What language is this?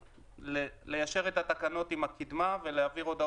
Hebrew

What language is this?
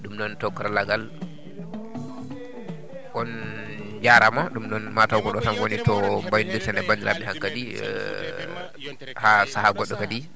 Fula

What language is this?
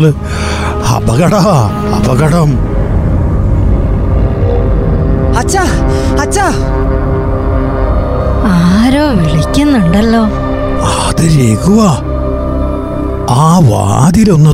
Malayalam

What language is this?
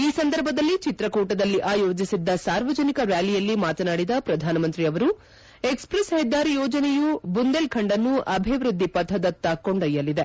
Kannada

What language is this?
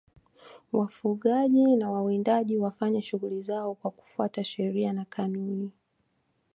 Swahili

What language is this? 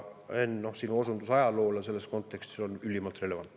Estonian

